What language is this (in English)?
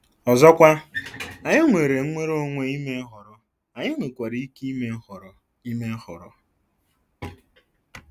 Igbo